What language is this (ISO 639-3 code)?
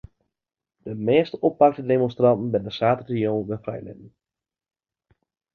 fry